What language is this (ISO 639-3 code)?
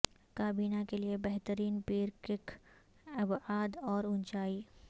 urd